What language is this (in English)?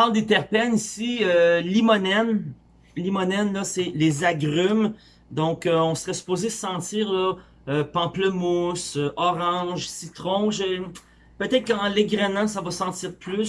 French